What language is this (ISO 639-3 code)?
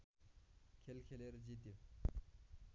nep